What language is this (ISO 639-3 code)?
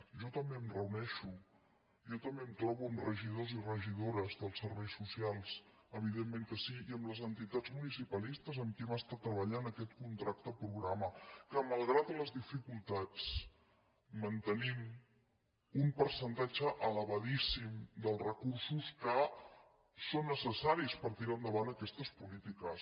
cat